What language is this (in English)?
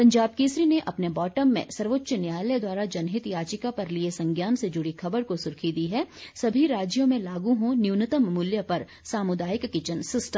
Hindi